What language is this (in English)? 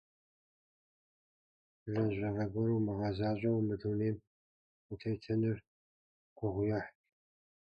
Kabardian